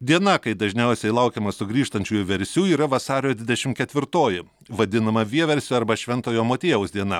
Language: Lithuanian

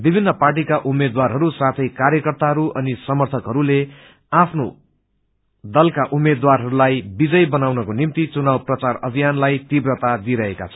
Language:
Nepali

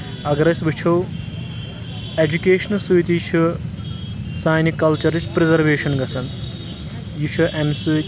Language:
Kashmiri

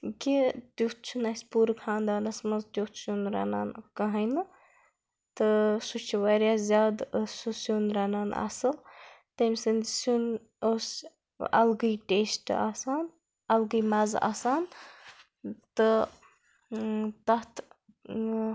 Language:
Kashmiri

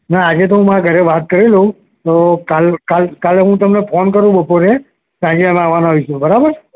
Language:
Gujarati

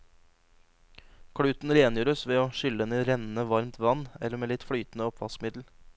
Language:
Norwegian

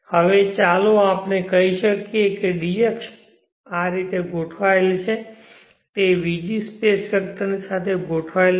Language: Gujarati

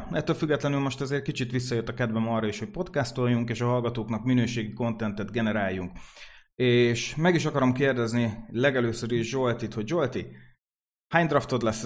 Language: Hungarian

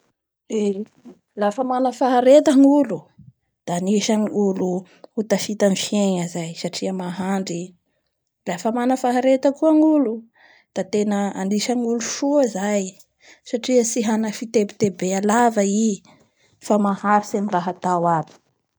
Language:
Bara Malagasy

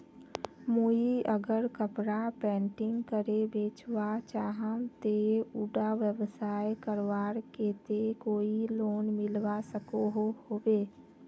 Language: Magahi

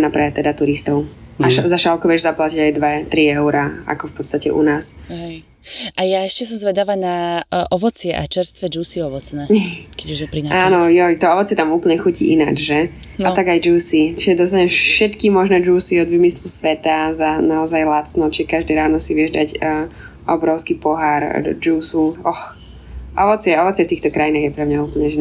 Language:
Slovak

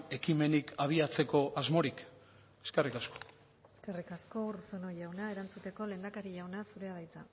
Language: Basque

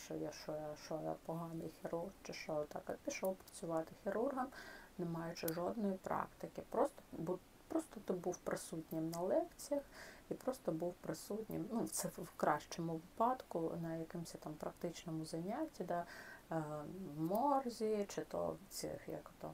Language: Ukrainian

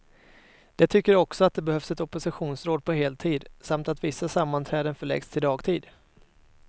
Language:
Swedish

